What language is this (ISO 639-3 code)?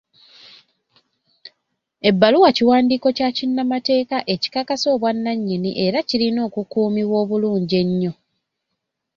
lug